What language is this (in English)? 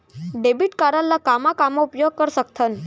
Chhattisgarhi